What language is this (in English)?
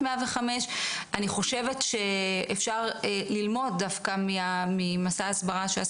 Hebrew